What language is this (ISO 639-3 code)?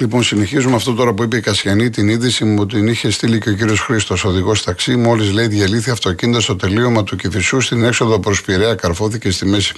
ell